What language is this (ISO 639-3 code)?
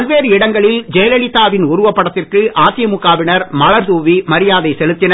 tam